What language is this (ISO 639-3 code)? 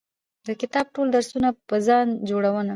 pus